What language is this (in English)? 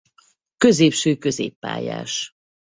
Hungarian